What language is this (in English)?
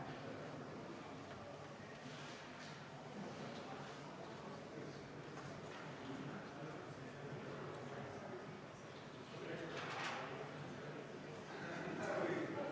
Estonian